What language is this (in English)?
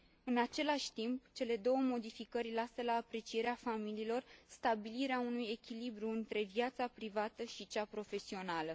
Romanian